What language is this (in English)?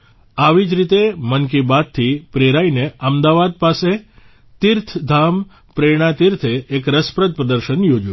Gujarati